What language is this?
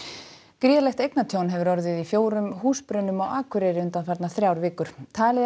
Icelandic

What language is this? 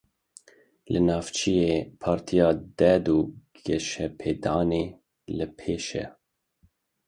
Kurdish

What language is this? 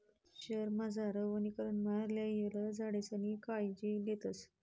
Marathi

